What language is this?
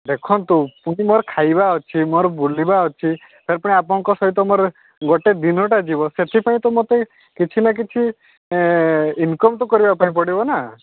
Odia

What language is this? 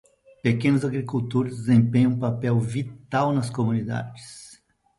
Portuguese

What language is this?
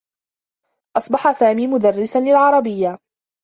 Arabic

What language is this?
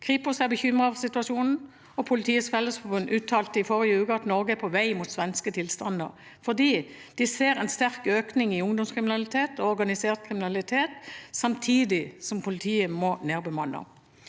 Norwegian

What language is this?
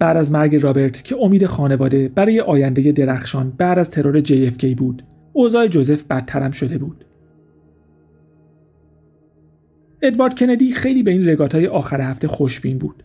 Persian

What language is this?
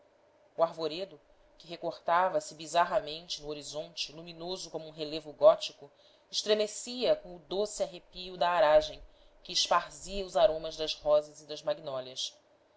Portuguese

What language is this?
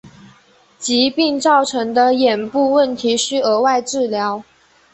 Chinese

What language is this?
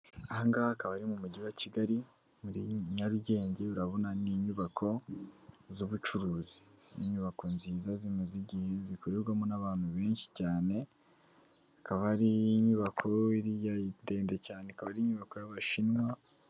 Kinyarwanda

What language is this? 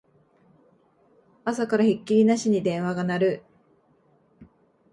Japanese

